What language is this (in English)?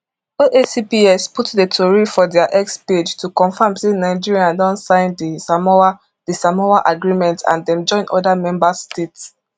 Nigerian Pidgin